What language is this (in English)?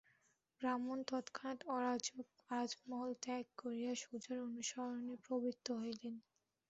Bangla